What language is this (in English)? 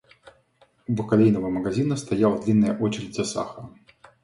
Russian